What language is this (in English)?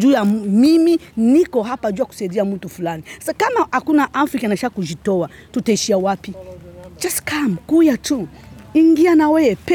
Swahili